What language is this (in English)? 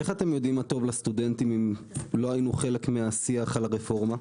Hebrew